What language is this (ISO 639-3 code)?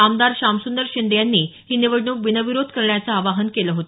mar